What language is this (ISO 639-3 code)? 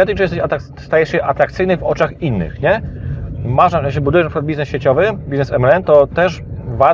pol